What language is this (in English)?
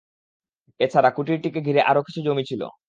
Bangla